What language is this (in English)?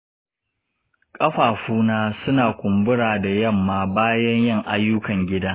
Hausa